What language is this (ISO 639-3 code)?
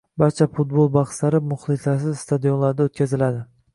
uzb